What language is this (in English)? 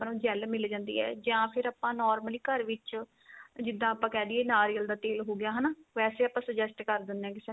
Punjabi